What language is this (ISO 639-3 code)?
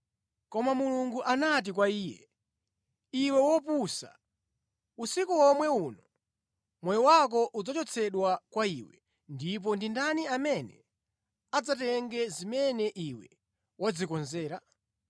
nya